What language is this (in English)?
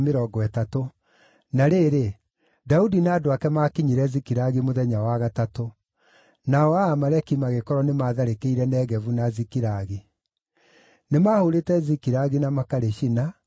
Kikuyu